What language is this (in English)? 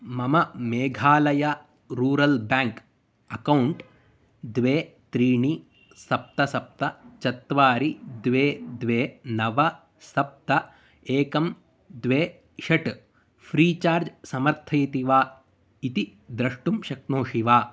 Sanskrit